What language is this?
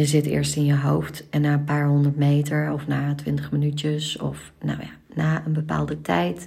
Dutch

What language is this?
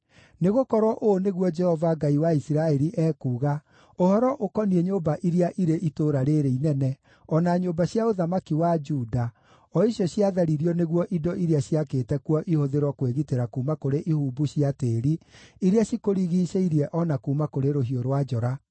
Kikuyu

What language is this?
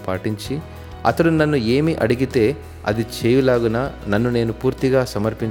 Telugu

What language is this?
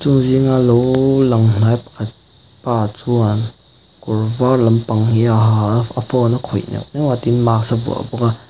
Mizo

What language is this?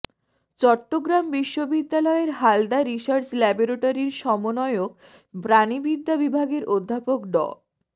Bangla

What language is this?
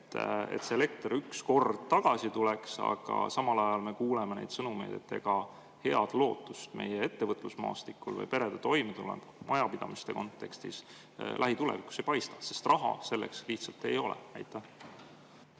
Estonian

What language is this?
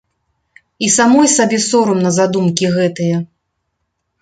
Belarusian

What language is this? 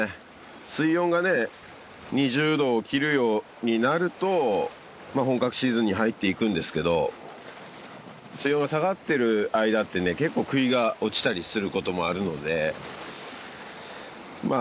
Japanese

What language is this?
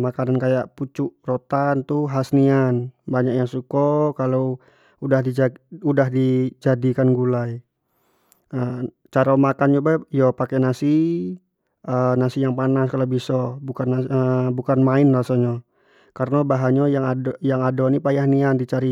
Jambi Malay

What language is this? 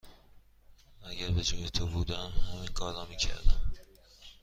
Persian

